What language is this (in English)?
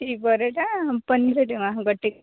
Odia